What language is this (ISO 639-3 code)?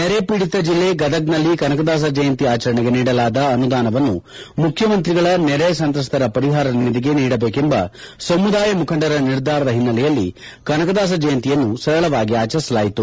kan